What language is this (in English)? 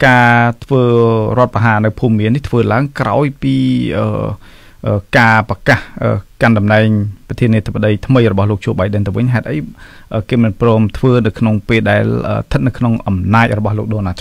Thai